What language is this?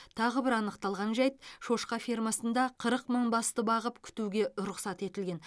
Kazakh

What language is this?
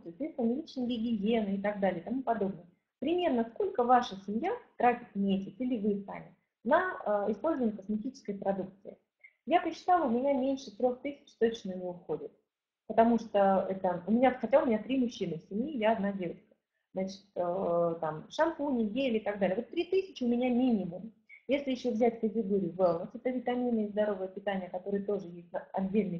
Russian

